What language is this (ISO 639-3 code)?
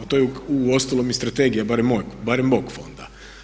hrv